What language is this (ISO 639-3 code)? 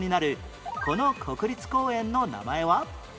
jpn